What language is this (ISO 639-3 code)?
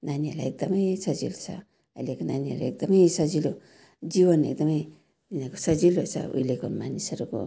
nep